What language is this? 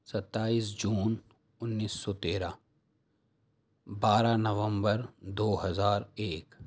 Urdu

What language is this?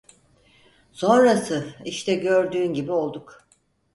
Turkish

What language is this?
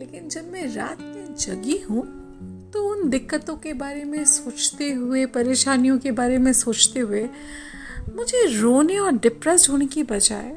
Hindi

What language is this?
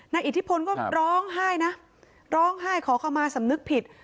Thai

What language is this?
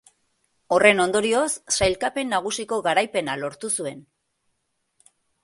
Basque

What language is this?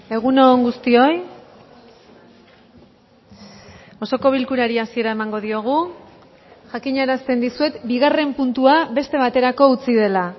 Basque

